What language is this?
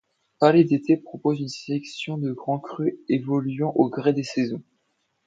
French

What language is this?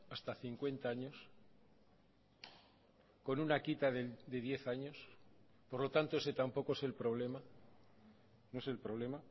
Spanish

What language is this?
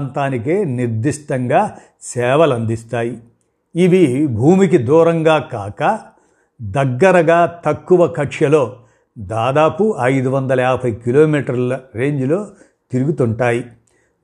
Telugu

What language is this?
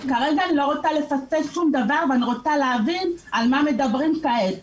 Hebrew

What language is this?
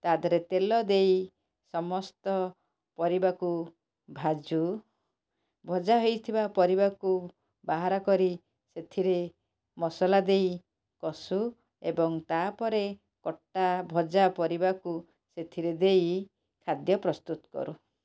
Odia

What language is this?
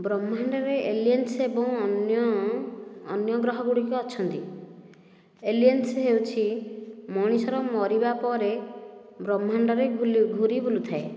Odia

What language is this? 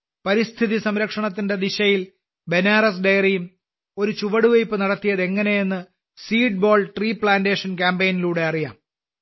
Malayalam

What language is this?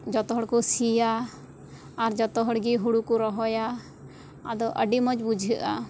Santali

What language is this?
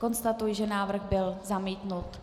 Czech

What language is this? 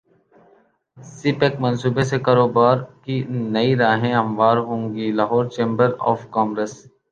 Urdu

